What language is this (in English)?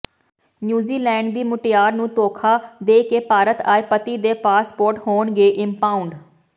Punjabi